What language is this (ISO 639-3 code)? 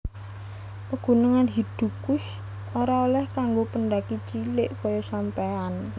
jav